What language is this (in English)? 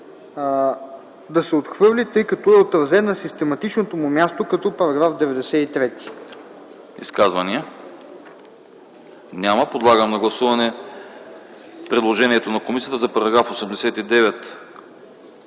Bulgarian